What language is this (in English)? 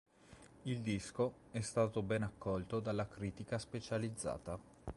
Italian